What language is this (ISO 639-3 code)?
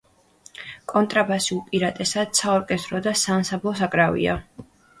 kat